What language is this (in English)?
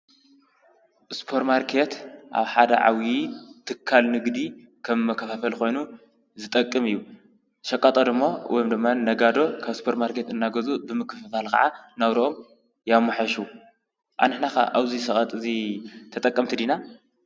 Tigrinya